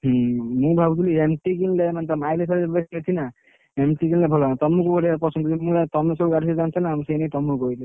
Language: Odia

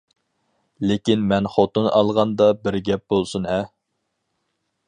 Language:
Uyghur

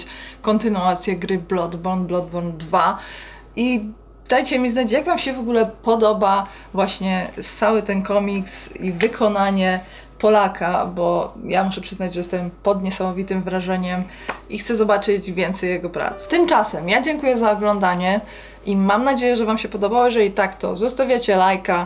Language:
Polish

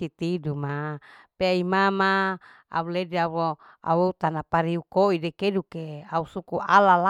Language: Larike-Wakasihu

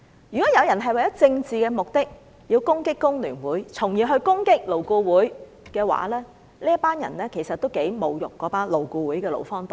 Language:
Cantonese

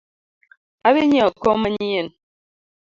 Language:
Luo (Kenya and Tanzania)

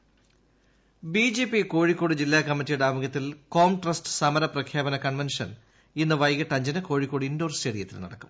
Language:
Malayalam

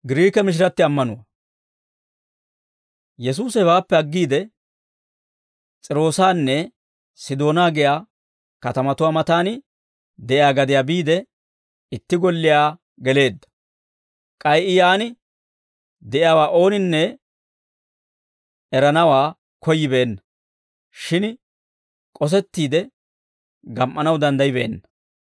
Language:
Dawro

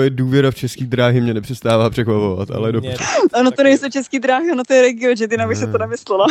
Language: Czech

